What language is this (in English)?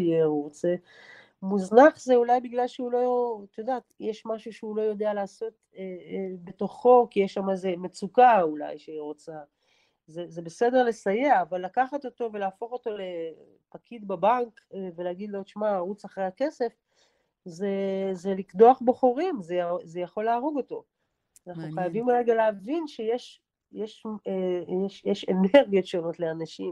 Hebrew